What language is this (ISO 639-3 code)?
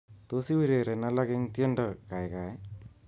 kln